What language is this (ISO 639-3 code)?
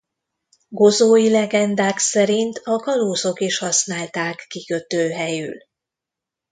hun